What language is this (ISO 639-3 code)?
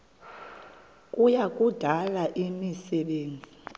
xho